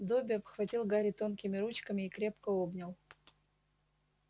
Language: Russian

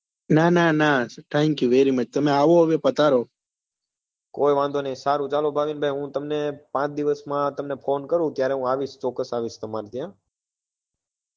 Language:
Gujarati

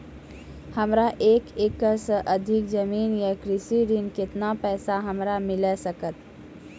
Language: Maithili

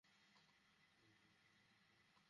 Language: Bangla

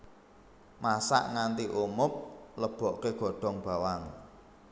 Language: Javanese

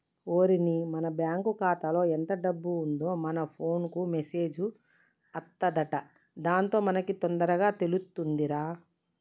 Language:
Telugu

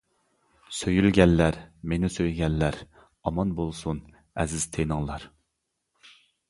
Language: Uyghur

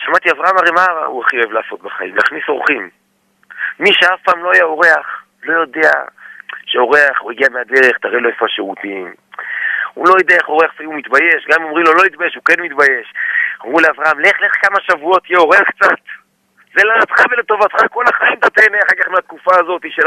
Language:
Hebrew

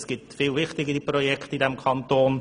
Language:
Swiss German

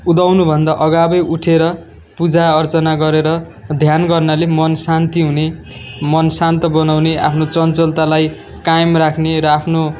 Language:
Nepali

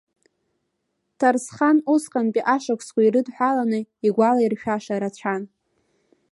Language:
Abkhazian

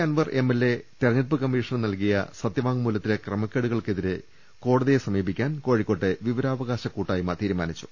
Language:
Malayalam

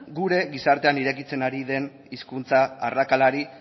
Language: Basque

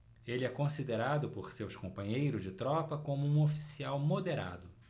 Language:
Portuguese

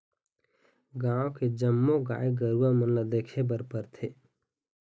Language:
Chhattisgarhi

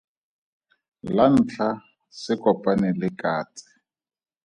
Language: Tswana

